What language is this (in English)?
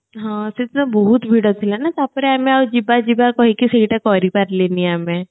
Odia